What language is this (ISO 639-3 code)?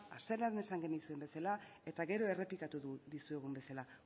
eus